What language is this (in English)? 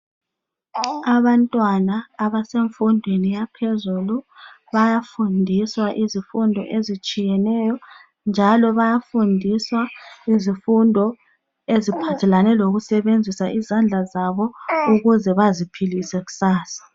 North Ndebele